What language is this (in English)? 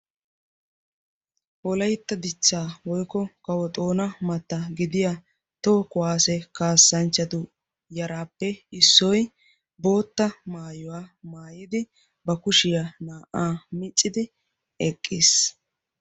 Wolaytta